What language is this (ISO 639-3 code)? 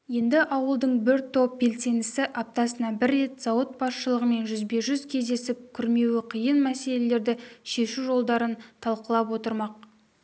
kaz